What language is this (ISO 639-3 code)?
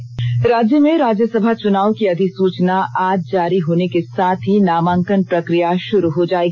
hin